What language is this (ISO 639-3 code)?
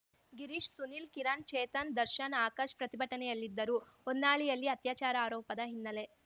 kan